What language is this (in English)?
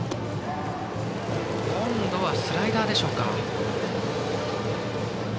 Japanese